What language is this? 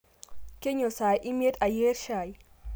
Masai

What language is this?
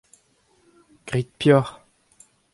Breton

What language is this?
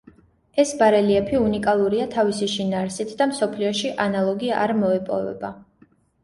Georgian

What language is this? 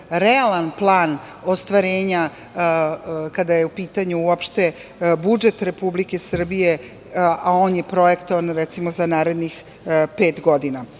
Serbian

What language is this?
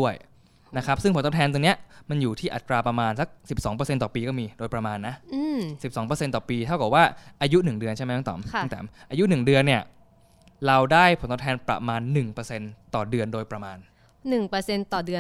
Thai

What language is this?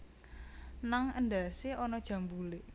Javanese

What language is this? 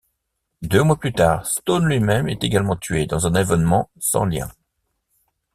French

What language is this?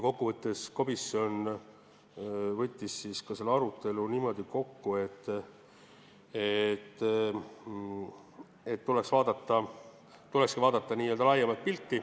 Estonian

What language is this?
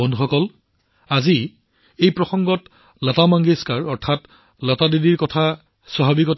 Assamese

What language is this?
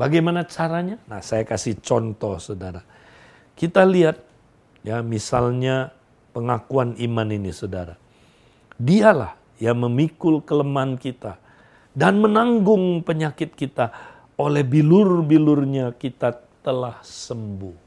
Indonesian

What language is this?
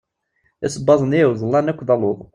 Kabyle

